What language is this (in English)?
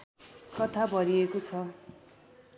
Nepali